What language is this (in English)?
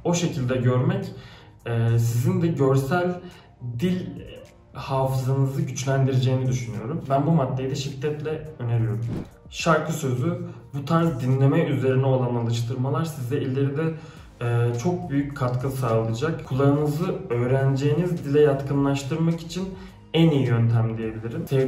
Turkish